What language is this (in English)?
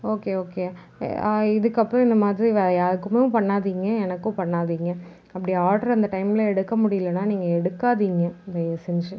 Tamil